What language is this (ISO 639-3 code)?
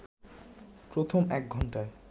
ben